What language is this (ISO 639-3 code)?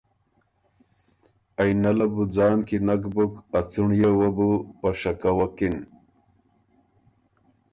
oru